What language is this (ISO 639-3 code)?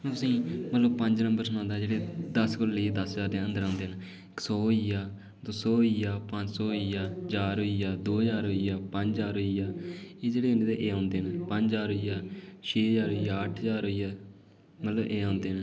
doi